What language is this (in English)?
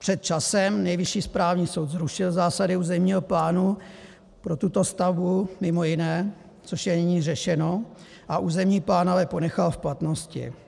Czech